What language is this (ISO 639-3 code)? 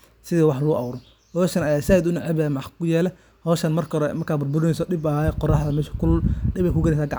som